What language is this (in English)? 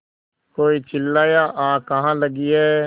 Hindi